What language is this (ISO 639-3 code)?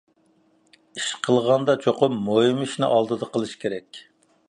uig